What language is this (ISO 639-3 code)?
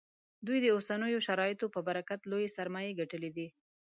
pus